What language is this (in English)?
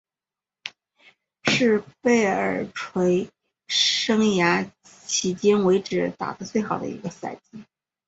Chinese